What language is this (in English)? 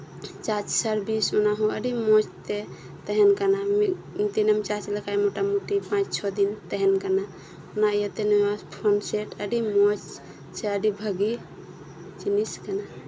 Santali